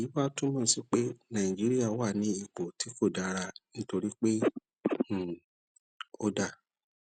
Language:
Yoruba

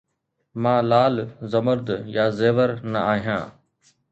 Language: Sindhi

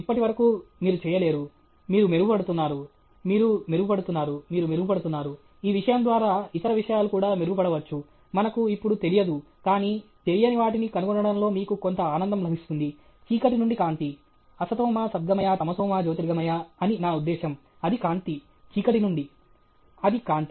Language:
Telugu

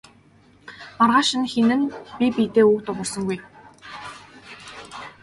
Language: Mongolian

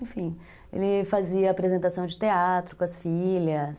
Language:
Portuguese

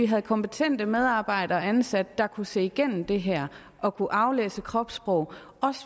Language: Danish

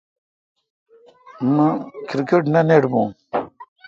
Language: Kalkoti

